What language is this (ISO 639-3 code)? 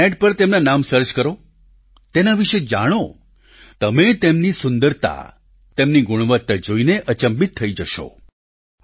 guj